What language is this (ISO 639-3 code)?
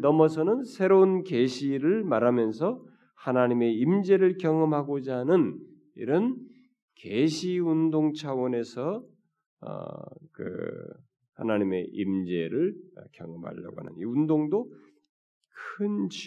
kor